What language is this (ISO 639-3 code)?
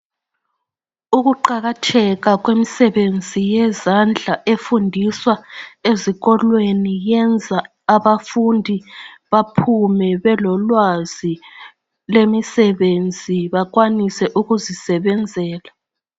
nde